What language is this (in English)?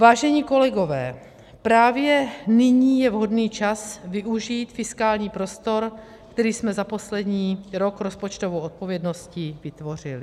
Czech